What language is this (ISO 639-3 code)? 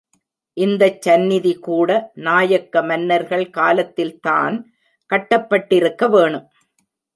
tam